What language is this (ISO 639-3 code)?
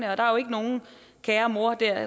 dan